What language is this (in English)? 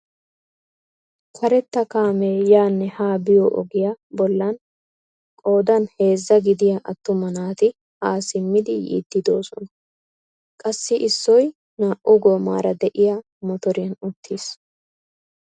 Wolaytta